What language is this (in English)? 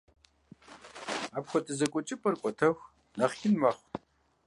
Kabardian